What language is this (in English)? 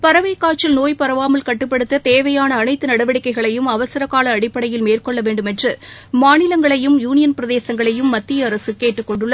Tamil